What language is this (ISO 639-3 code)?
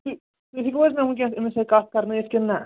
kas